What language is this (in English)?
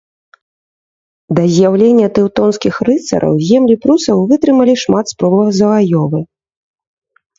Belarusian